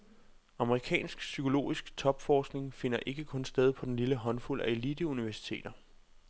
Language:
Danish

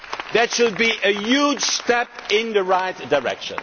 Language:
English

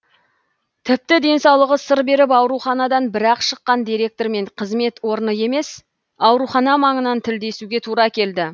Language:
Kazakh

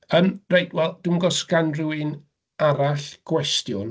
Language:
Welsh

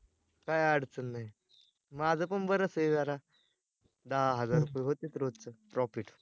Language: Marathi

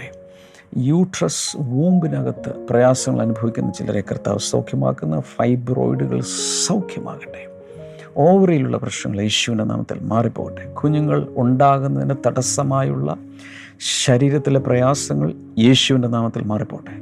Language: Malayalam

